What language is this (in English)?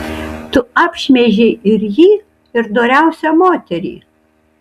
Lithuanian